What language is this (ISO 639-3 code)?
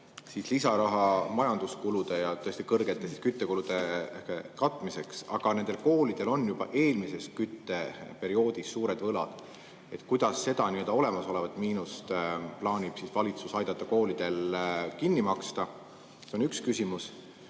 est